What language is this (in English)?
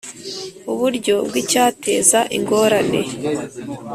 Kinyarwanda